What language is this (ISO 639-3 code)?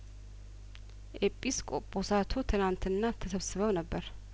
amh